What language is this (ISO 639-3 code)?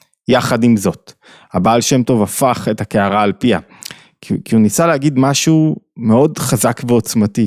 heb